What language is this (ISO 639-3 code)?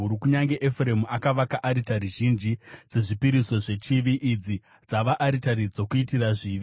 sna